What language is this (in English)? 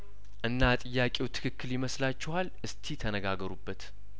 Amharic